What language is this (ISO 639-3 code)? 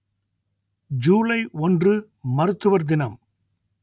tam